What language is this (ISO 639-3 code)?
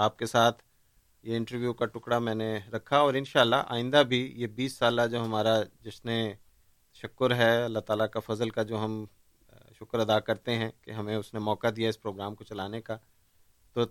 urd